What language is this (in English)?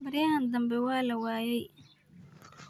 Somali